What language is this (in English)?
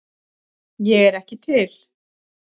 Icelandic